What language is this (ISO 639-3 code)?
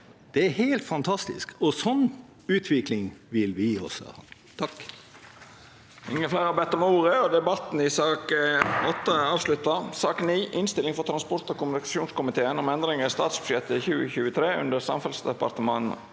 nor